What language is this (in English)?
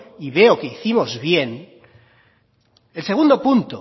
Spanish